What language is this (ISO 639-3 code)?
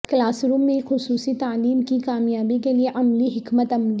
urd